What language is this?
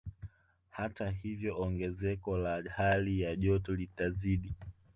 Swahili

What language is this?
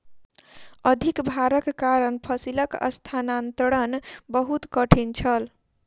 Maithili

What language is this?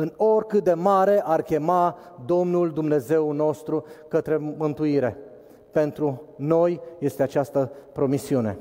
Romanian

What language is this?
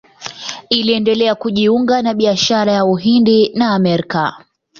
Swahili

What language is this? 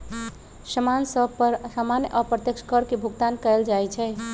Magahi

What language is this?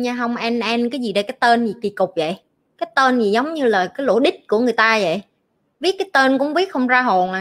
Vietnamese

